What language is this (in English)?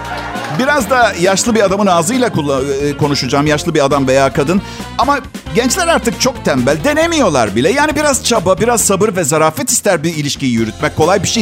Turkish